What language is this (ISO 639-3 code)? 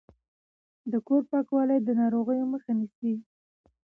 pus